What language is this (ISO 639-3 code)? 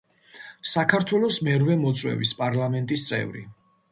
kat